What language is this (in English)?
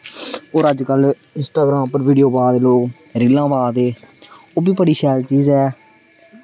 Dogri